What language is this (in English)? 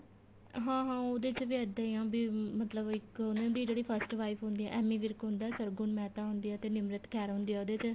Punjabi